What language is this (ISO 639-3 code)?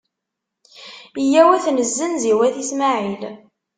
kab